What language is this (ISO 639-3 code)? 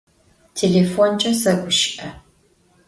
ady